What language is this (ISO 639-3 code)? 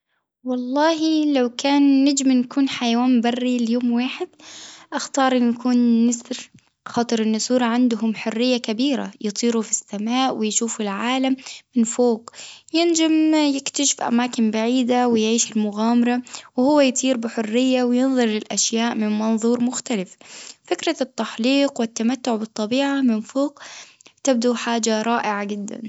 aeb